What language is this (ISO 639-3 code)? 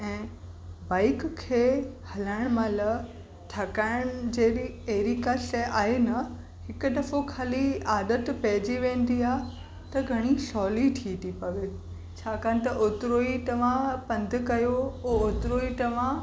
snd